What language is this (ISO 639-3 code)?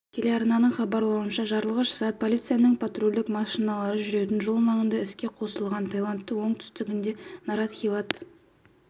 kaz